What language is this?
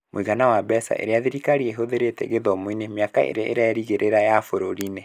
Kikuyu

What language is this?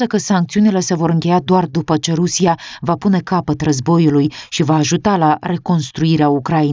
Romanian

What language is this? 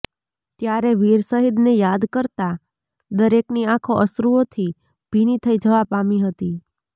Gujarati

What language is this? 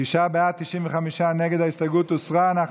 Hebrew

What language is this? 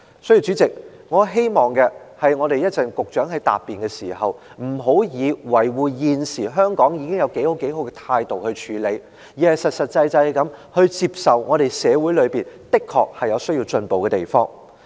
Cantonese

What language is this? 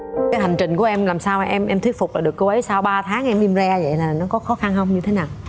Vietnamese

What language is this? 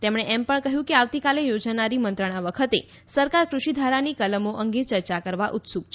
Gujarati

